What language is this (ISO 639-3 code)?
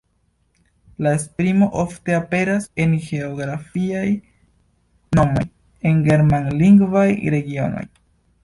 epo